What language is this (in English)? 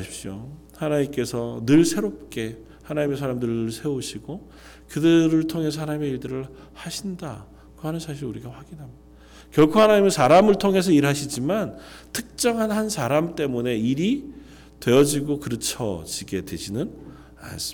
Korean